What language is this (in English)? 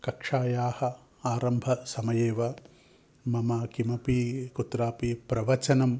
Sanskrit